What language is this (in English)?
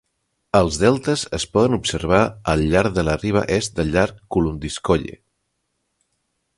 Catalan